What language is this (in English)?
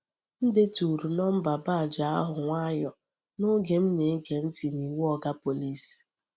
Igbo